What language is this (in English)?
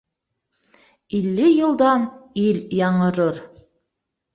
Bashkir